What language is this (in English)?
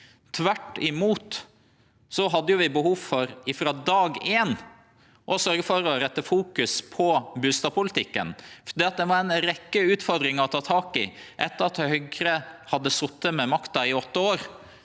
Norwegian